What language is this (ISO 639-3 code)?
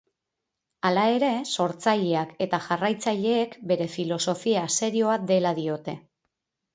eus